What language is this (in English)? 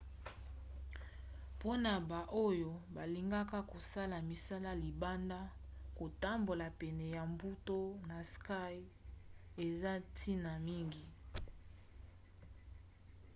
Lingala